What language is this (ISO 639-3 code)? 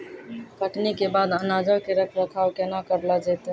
mai